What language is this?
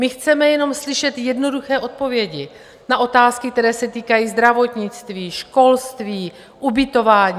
Czech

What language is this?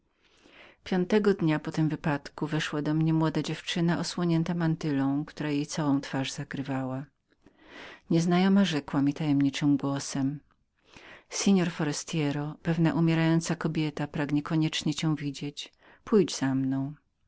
Polish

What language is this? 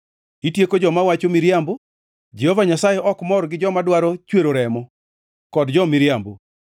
Luo (Kenya and Tanzania)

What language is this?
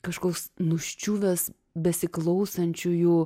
Lithuanian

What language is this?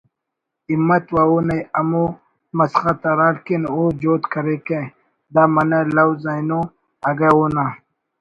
Brahui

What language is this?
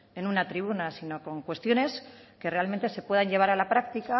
Spanish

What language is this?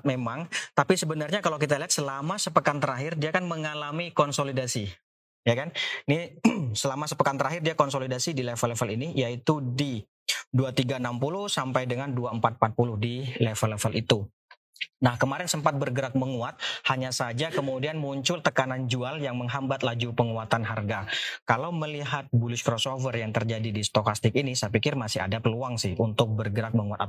Indonesian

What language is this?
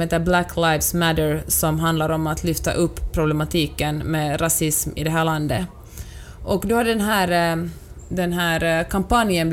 Swedish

